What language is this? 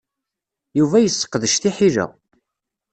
Kabyle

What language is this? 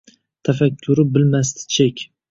Uzbek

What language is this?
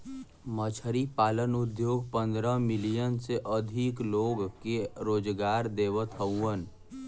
Bhojpuri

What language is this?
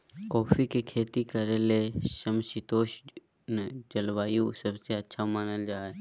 Magahi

